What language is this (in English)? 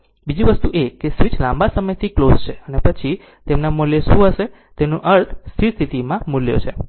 Gujarati